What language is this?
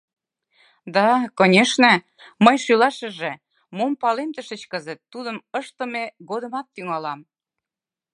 Mari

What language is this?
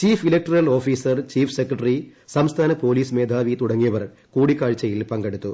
Malayalam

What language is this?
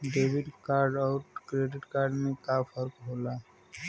Bhojpuri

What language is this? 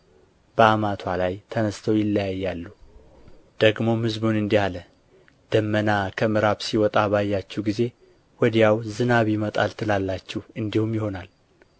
Amharic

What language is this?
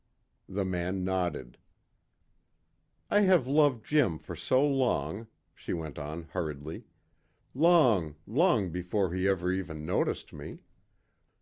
English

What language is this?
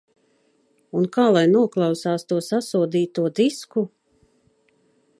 Latvian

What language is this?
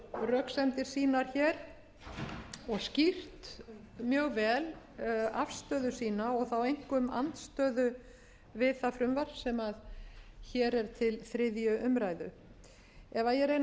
Icelandic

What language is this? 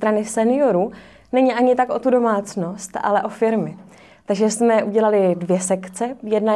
Czech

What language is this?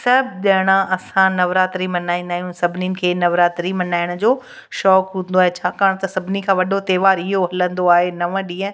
Sindhi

